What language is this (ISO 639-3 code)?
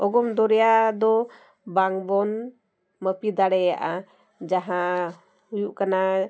sat